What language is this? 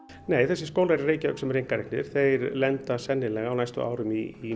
Icelandic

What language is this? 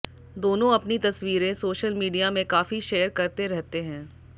Hindi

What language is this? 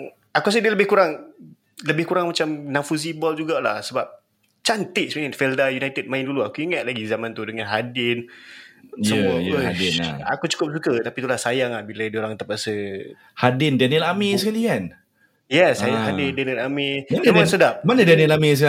Malay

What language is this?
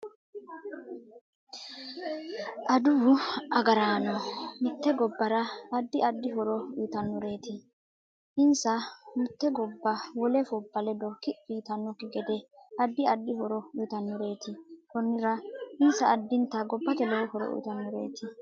Sidamo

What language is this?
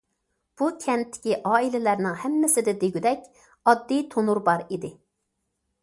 Uyghur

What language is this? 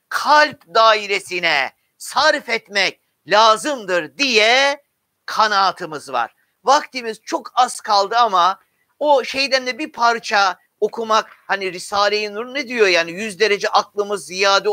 Turkish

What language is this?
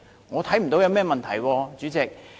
Cantonese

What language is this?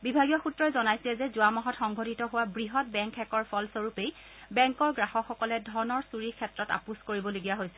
Assamese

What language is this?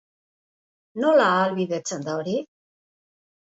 Basque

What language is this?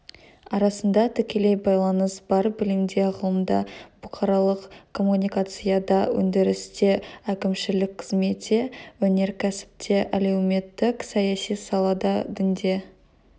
Kazakh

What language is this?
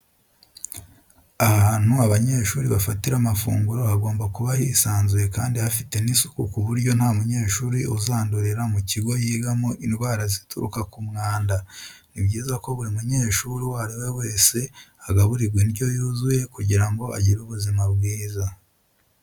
Kinyarwanda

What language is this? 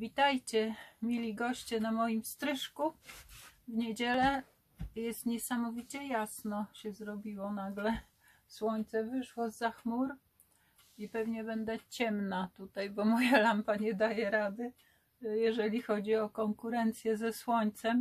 Polish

